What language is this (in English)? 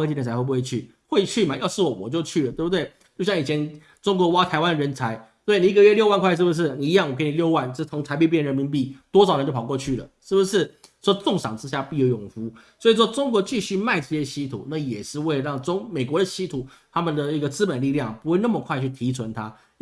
Chinese